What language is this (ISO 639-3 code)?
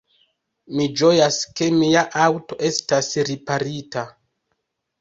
epo